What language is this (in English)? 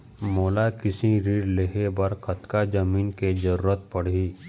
Chhattisgarhi